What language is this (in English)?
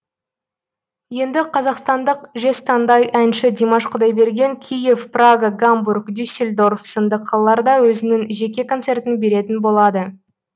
Kazakh